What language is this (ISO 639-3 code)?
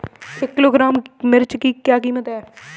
hin